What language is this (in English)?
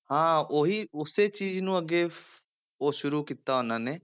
Punjabi